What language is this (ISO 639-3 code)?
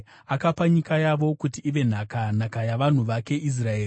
sna